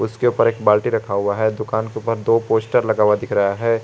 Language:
Hindi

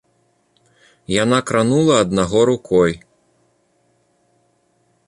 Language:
Belarusian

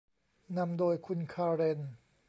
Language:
Thai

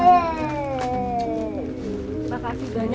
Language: Indonesian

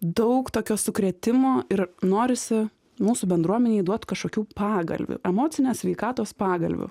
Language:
Lithuanian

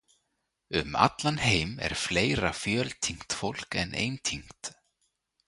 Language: Icelandic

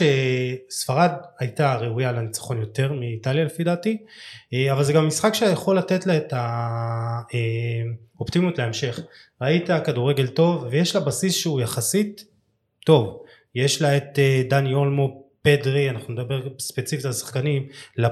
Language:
Hebrew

